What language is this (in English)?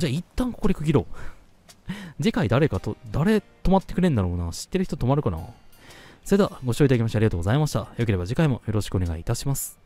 Japanese